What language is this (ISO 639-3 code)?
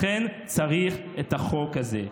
heb